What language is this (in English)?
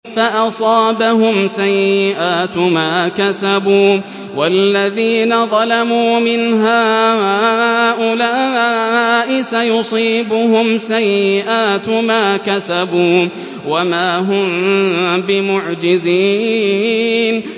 Arabic